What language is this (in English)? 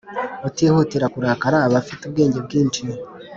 Kinyarwanda